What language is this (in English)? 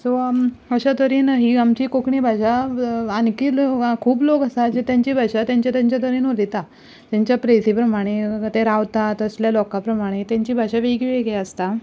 Konkani